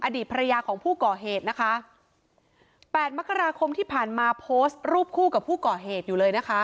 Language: Thai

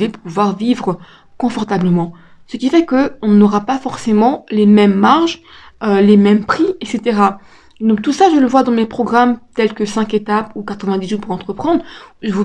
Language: French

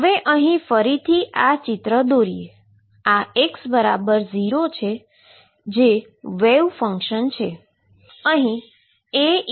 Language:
Gujarati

